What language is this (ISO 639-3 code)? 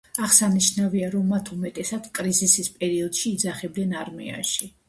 kat